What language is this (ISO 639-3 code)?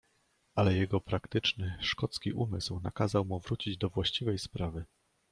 pol